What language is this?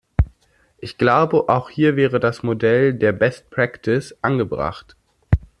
German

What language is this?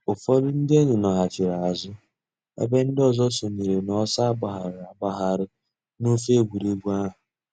Igbo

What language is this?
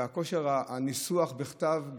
Hebrew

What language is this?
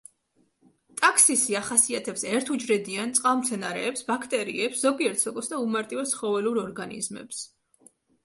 Georgian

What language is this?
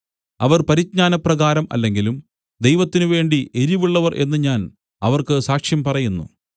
Malayalam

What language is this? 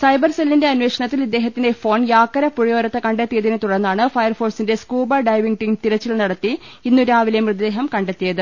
Malayalam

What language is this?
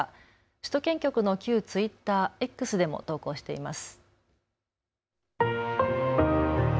Japanese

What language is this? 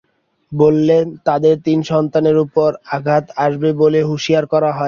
Bangla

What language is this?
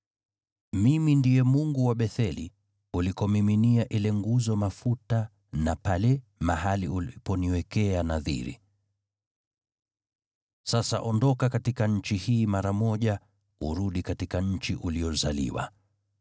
Swahili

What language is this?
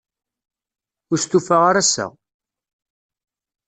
Kabyle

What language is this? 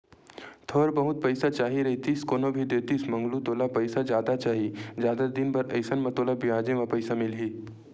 Chhattisgarhi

